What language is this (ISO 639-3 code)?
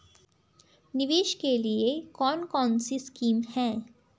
hin